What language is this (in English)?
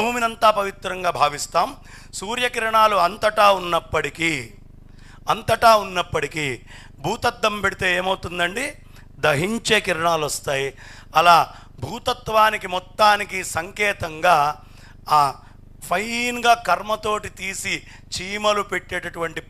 Telugu